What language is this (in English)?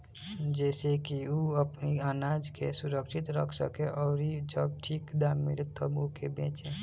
Bhojpuri